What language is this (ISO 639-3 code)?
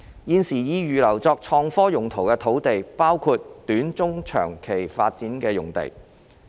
yue